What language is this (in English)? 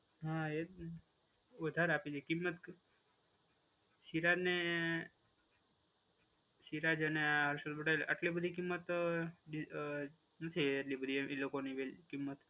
Gujarati